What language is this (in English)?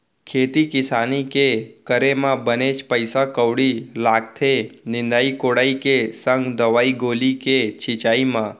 Chhattisgarhi